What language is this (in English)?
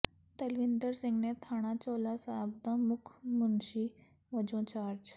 Punjabi